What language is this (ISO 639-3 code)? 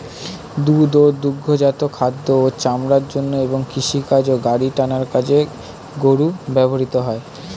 ben